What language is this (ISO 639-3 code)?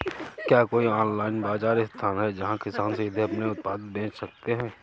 hin